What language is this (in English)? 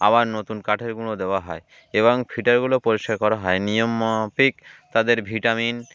Bangla